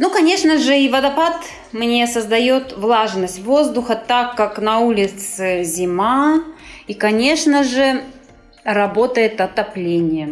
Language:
Russian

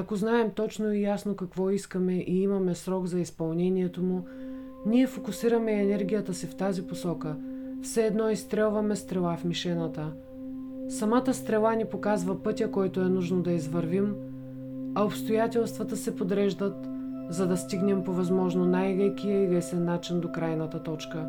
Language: Bulgarian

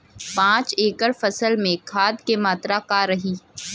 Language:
Bhojpuri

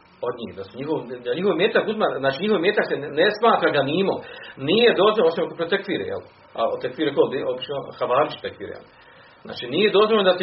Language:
Croatian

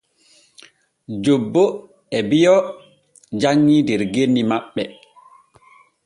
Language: Borgu Fulfulde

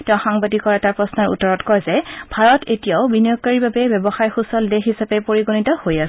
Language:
Assamese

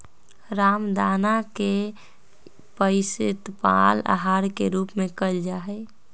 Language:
Magahi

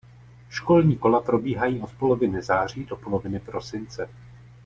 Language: Czech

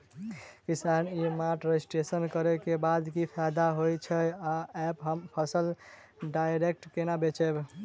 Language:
Maithili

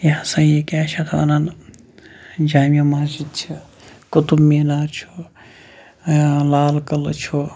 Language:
Kashmiri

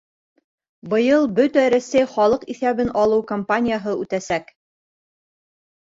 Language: Bashkir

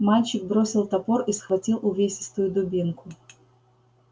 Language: Russian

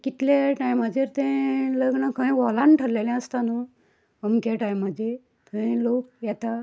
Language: Konkani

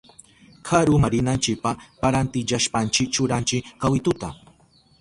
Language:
Southern Pastaza Quechua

